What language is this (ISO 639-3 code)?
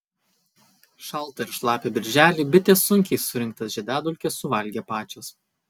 lit